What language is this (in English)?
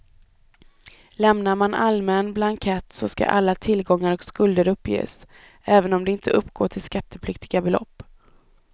Swedish